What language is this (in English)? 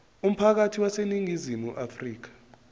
Zulu